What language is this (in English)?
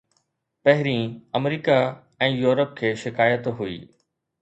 Sindhi